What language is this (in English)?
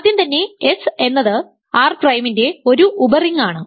Malayalam